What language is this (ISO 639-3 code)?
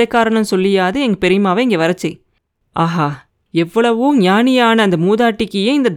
tam